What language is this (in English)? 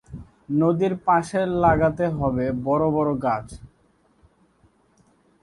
Bangla